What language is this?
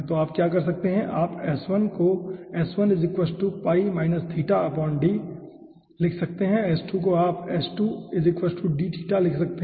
Hindi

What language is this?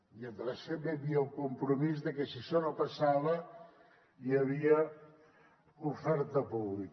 Catalan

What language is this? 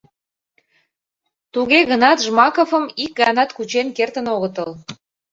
Mari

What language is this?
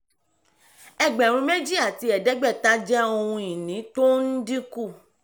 Yoruba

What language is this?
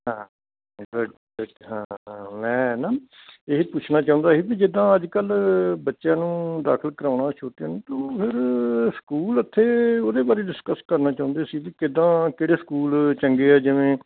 Punjabi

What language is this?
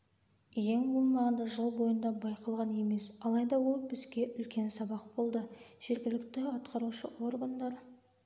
Kazakh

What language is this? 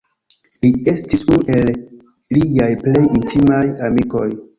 Esperanto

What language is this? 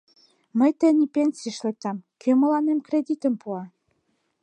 Mari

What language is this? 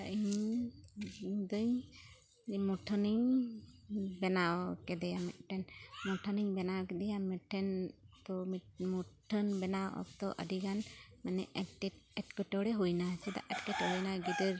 Santali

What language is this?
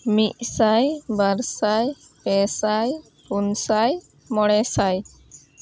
Santali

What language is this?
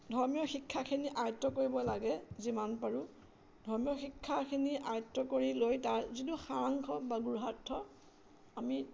Assamese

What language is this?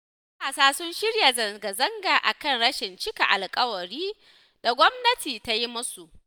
Hausa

